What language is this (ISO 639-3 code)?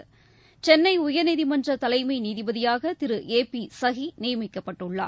tam